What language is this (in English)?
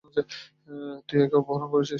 Bangla